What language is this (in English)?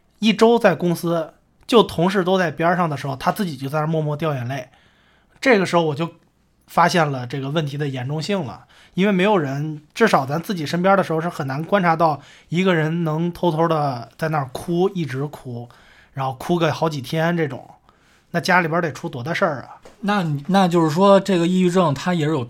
Chinese